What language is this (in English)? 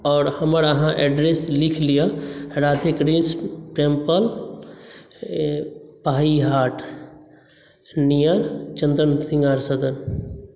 Maithili